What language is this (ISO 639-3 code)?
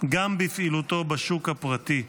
heb